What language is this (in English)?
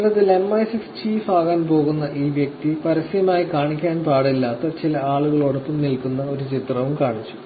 Malayalam